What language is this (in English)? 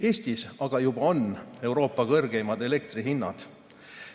Estonian